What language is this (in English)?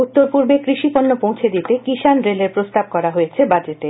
Bangla